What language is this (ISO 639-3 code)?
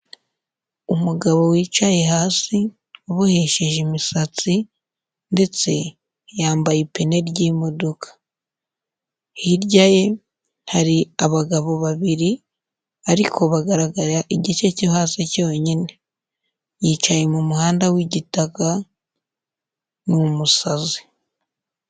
kin